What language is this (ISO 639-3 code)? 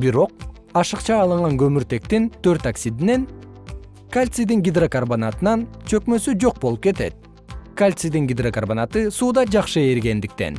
kir